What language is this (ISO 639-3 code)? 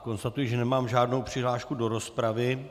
ces